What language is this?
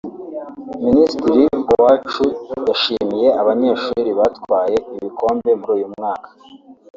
Kinyarwanda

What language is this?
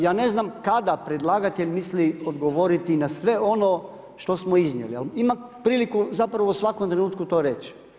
Croatian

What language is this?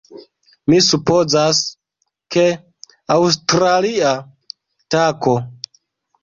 Esperanto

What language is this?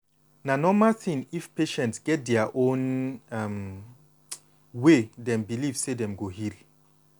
Nigerian Pidgin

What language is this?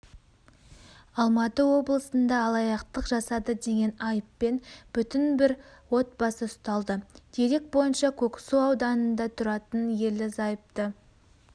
Kazakh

